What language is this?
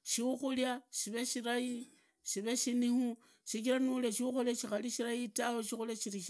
Idakho-Isukha-Tiriki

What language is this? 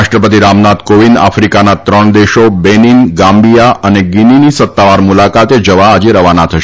Gujarati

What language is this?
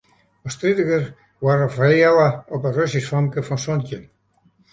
Western Frisian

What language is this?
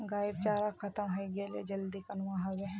Magahi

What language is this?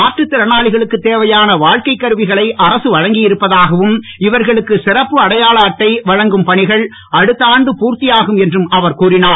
Tamil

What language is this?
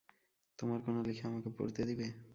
Bangla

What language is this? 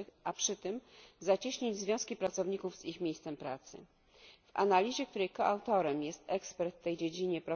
Polish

